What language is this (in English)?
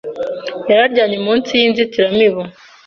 Kinyarwanda